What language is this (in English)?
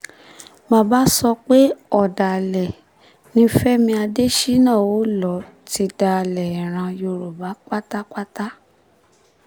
Yoruba